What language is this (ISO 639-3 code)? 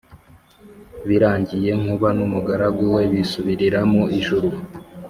kin